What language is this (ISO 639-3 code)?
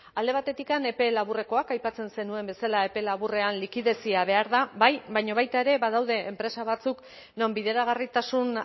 eus